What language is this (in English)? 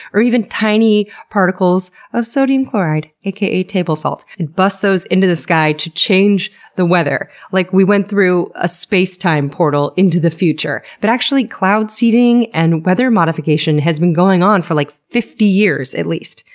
English